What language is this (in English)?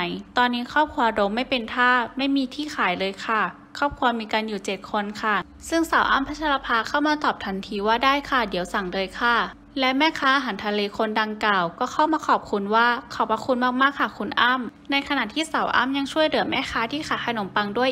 Thai